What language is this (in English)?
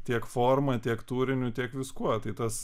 Lithuanian